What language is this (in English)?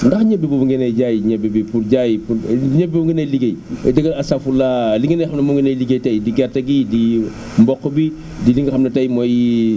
Wolof